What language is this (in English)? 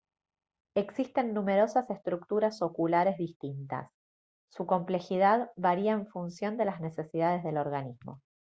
Spanish